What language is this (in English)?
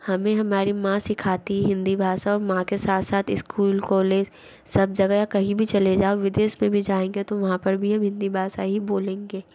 Hindi